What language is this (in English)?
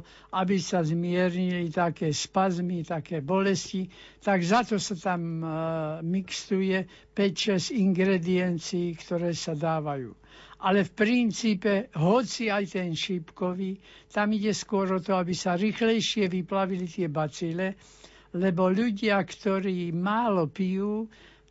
Slovak